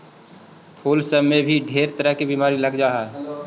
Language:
Magahi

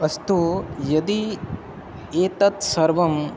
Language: Sanskrit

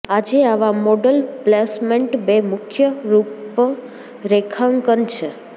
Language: Gujarati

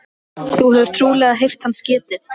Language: Icelandic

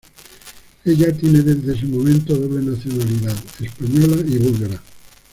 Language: Spanish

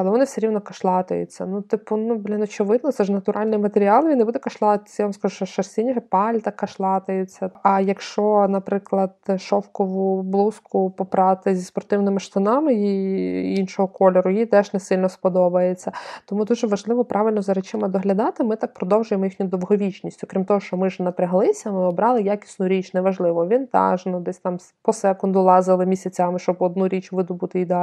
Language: Ukrainian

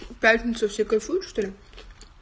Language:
Russian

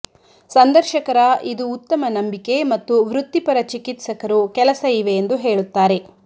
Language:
Kannada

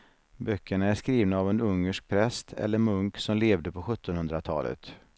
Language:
Swedish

